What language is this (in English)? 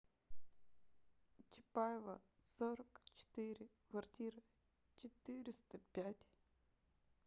Russian